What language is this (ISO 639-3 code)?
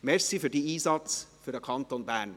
gsw